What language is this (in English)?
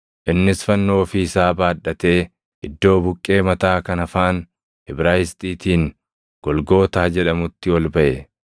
Oromo